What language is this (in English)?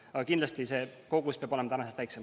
Estonian